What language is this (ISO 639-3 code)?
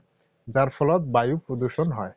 asm